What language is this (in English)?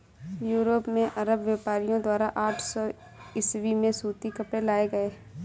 Hindi